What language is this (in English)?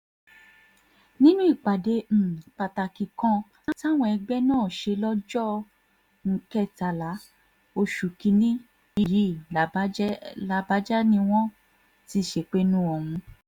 Yoruba